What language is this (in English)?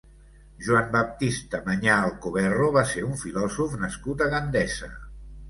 Catalan